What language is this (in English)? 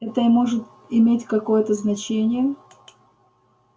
Russian